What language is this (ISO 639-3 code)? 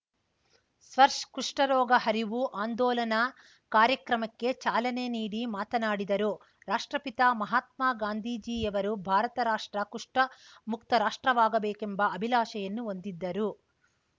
kan